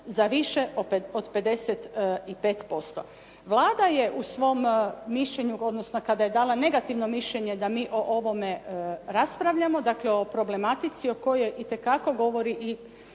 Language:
Croatian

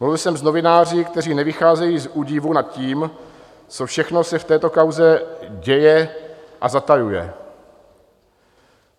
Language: Czech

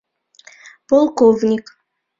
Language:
Mari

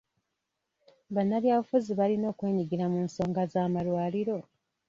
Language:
Ganda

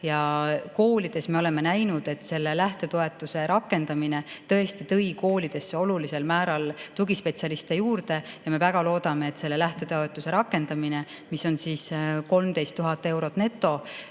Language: Estonian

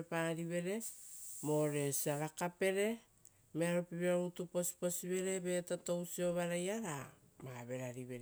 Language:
Rotokas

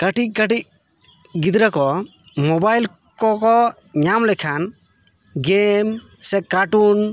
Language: Santali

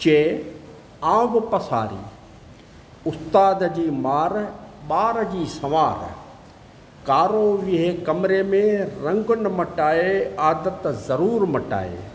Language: Sindhi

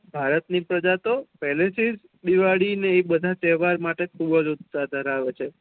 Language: Gujarati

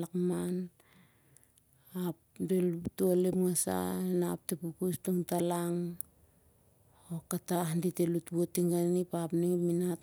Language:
Siar-Lak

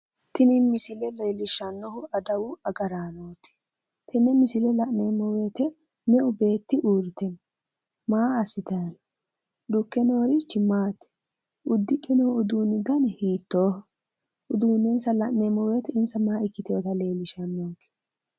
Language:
Sidamo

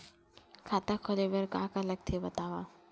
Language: Chhattisgarhi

